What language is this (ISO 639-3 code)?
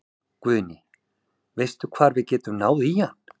isl